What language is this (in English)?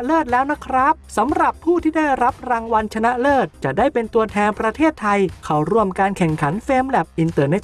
Thai